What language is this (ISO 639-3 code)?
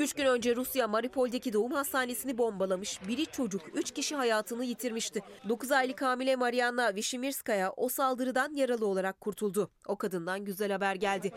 tur